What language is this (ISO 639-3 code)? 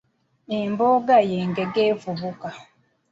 lug